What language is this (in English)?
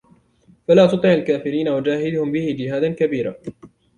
Arabic